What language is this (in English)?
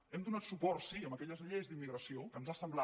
Catalan